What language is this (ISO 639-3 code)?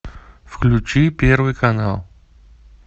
rus